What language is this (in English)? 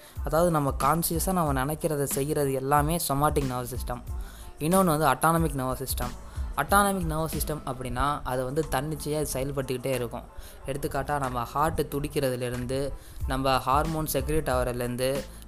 Tamil